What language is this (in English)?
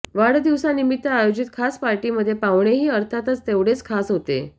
Marathi